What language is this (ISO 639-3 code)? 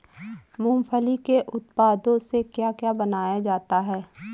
hin